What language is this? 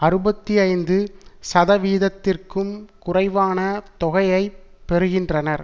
Tamil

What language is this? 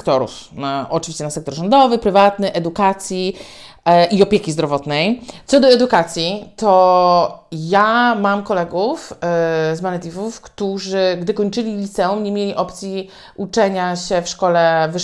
Polish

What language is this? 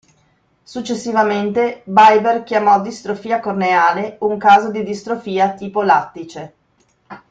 Italian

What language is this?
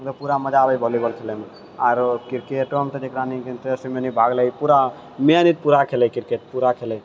Maithili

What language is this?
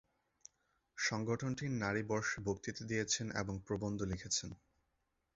Bangla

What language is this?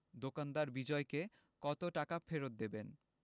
Bangla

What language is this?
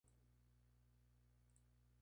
Spanish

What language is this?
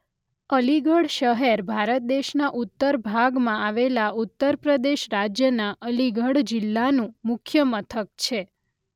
Gujarati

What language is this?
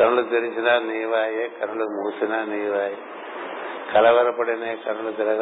Telugu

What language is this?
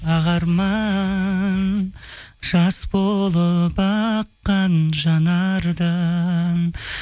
Kazakh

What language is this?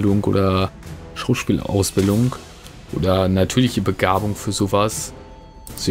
German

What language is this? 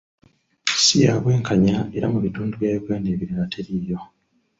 Ganda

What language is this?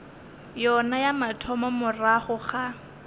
Northern Sotho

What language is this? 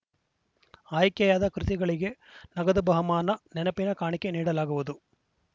Kannada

